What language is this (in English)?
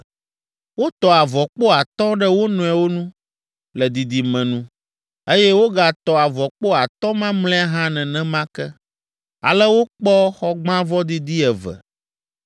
Ewe